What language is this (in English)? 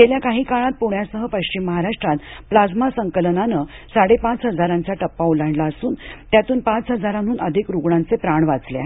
Marathi